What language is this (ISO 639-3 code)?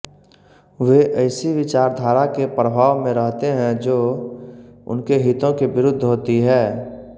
hin